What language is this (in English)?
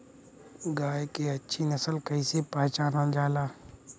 Bhojpuri